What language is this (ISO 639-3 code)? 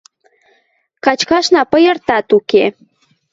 mrj